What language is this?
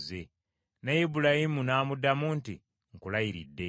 Ganda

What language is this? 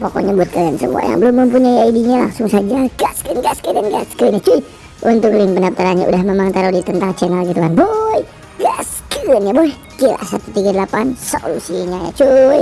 Indonesian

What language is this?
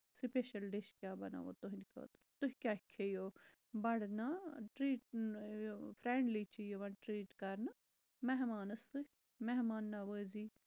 Kashmiri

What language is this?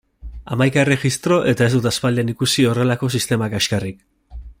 Basque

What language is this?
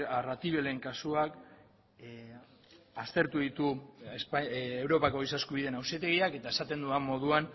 Basque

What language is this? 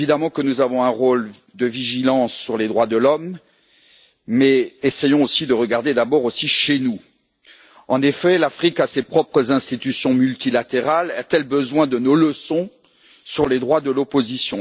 French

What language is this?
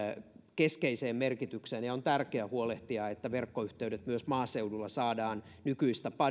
Finnish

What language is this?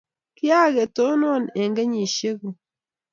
Kalenjin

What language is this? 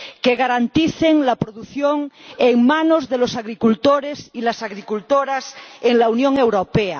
Spanish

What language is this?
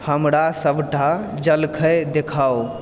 Maithili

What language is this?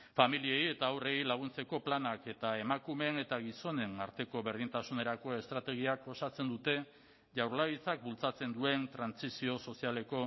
Basque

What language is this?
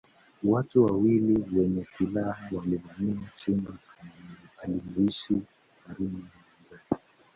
Swahili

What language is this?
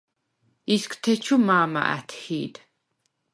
Svan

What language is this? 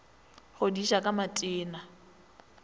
Northern Sotho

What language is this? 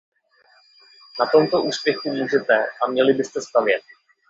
Czech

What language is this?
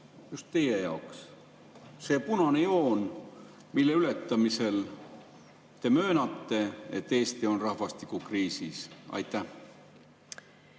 Estonian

